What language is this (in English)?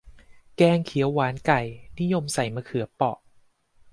Thai